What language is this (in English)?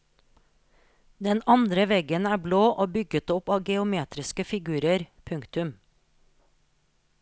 Norwegian